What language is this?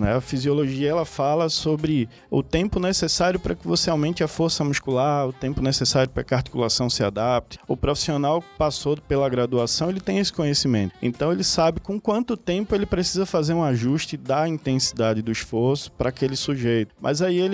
Portuguese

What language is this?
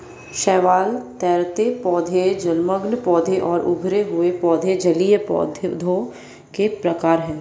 Hindi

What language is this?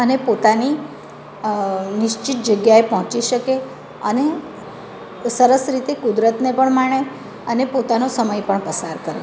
Gujarati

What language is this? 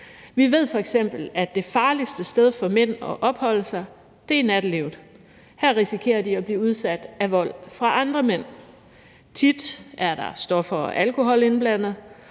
Danish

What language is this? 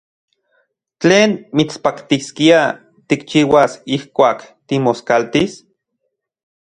Central Puebla Nahuatl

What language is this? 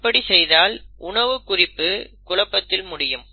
Tamil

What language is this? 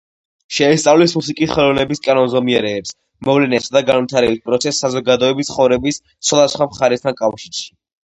Georgian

